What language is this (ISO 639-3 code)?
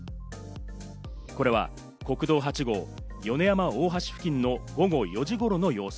jpn